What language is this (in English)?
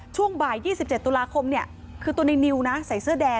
Thai